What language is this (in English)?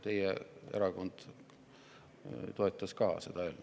Estonian